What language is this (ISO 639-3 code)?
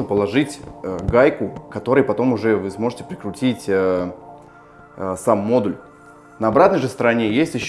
rus